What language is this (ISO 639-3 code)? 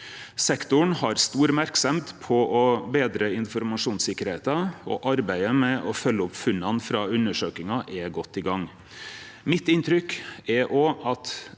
nor